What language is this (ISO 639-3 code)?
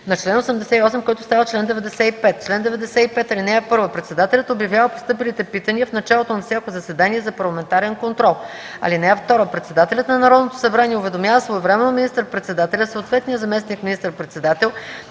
bul